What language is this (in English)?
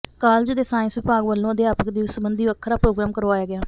Punjabi